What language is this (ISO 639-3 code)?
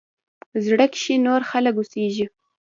pus